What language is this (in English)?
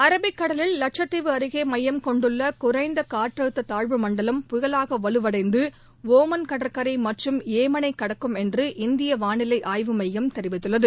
Tamil